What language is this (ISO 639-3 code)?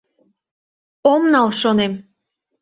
chm